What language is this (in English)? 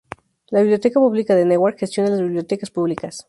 Spanish